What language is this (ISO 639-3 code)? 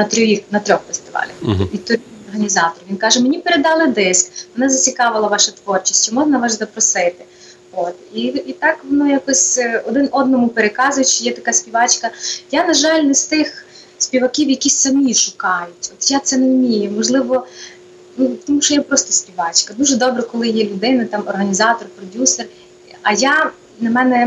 ukr